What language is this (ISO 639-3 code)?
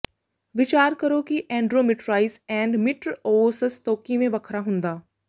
pan